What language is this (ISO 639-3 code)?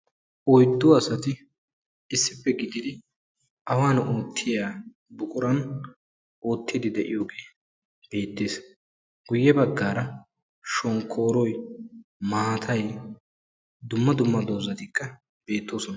wal